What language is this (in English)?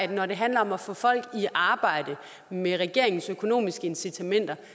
Danish